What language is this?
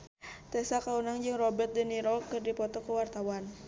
Sundanese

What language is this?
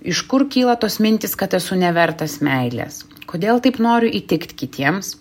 Lithuanian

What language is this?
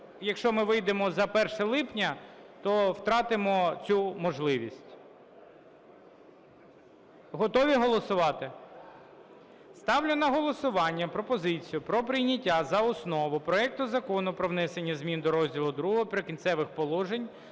Ukrainian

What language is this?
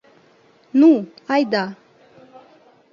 Mari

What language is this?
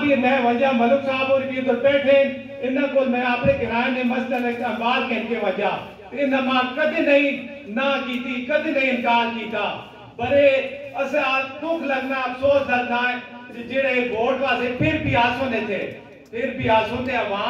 Hindi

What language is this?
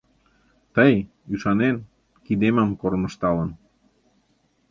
Mari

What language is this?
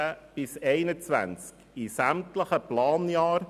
Swiss German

